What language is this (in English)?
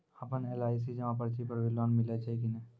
Maithili